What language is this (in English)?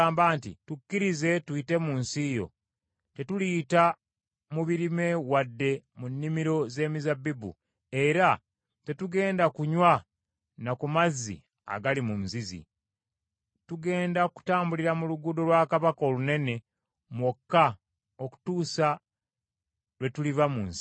Ganda